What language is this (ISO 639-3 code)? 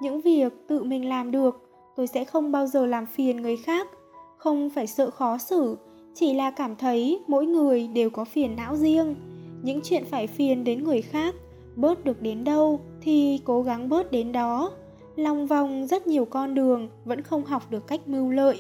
vie